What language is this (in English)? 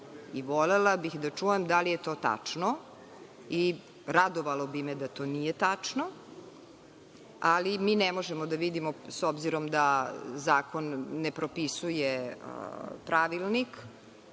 Serbian